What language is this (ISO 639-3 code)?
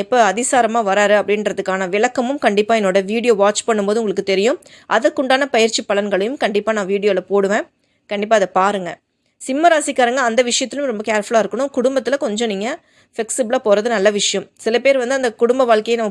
tam